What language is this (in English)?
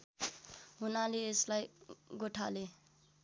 Nepali